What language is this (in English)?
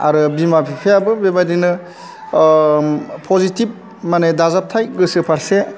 Bodo